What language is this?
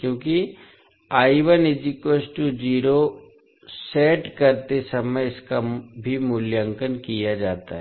Hindi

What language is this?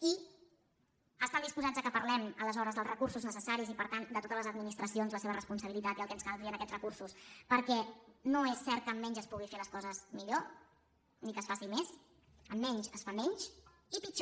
Catalan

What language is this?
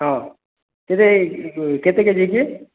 Odia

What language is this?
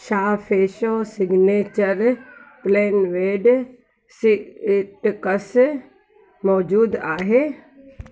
Sindhi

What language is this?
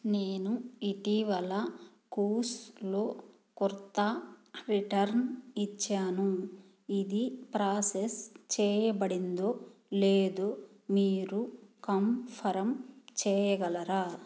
Telugu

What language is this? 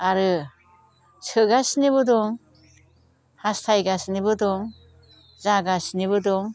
Bodo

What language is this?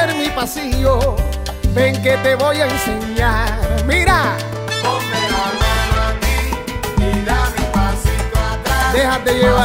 Spanish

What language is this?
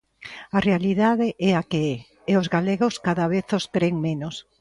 Galician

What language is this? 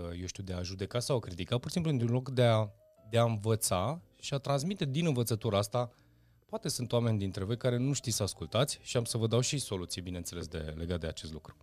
Romanian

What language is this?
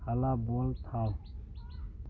Manipuri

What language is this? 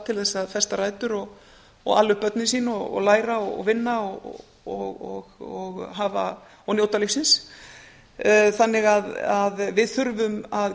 Icelandic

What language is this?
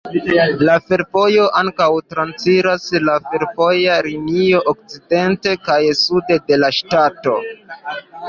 Esperanto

